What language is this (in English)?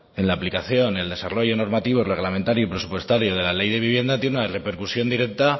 Spanish